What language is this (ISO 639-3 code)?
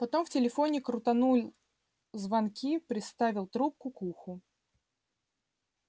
rus